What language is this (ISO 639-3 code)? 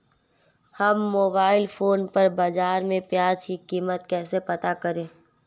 hin